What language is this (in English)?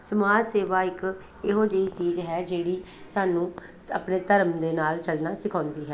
Punjabi